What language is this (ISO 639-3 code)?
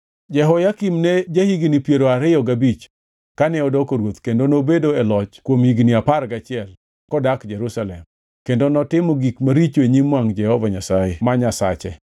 luo